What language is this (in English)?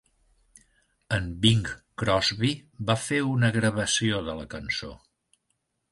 Catalan